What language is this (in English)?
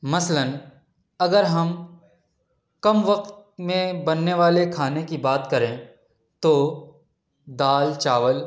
Urdu